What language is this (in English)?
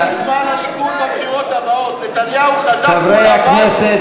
Hebrew